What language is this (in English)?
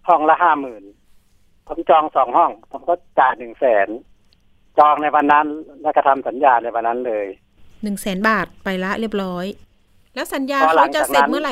Thai